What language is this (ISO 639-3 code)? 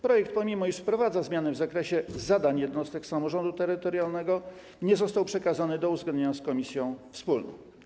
pol